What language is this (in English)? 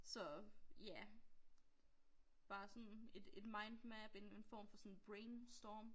Danish